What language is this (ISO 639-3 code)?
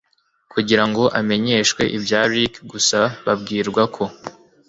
kin